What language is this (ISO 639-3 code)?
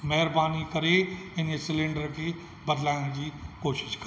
snd